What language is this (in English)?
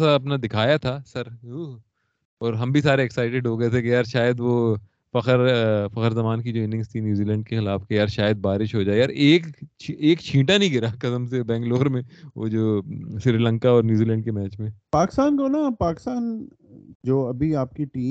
Urdu